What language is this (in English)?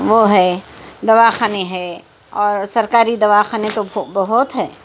Urdu